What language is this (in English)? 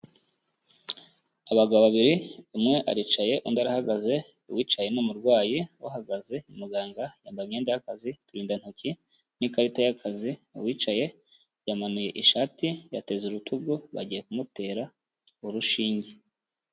Kinyarwanda